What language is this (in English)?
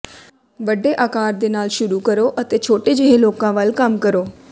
Punjabi